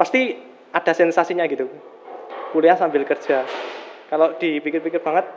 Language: Indonesian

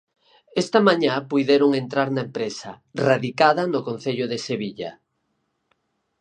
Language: Galician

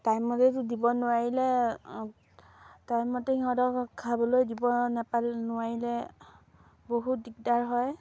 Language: Assamese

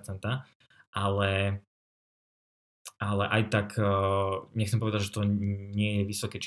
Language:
Slovak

